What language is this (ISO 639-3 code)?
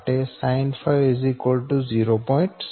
guj